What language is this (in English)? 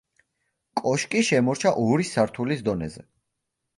Georgian